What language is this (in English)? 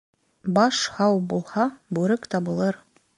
Bashkir